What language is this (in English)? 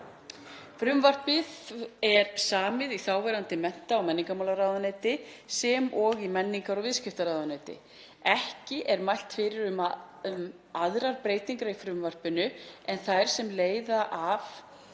Icelandic